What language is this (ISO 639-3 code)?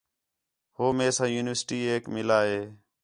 xhe